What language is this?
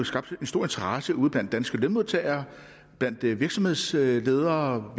Danish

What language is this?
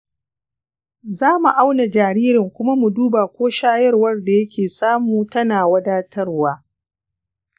Hausa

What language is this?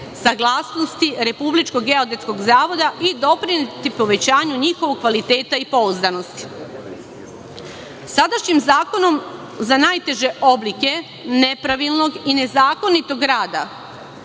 Serbian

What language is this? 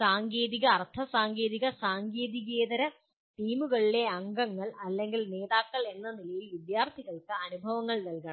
Malayalam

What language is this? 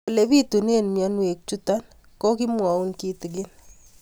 Kalenjin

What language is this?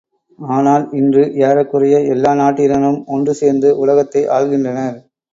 Tamil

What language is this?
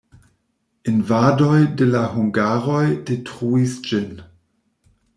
Esperanto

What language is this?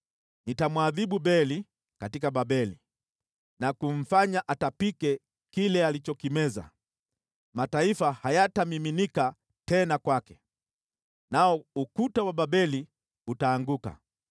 Swahili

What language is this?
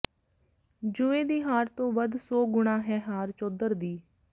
Punjabi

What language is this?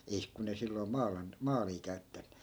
Finnish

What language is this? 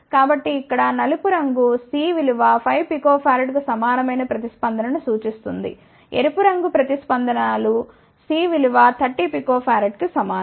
Telugu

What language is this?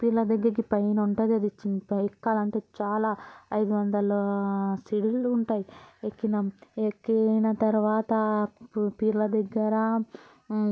Telugu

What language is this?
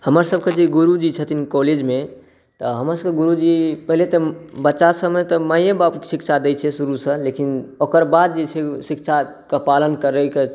Maithili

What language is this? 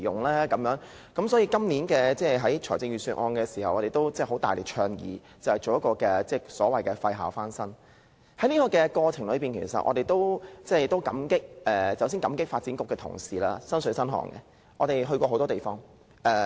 Cantonese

